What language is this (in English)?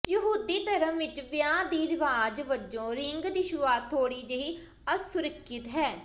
Punjabi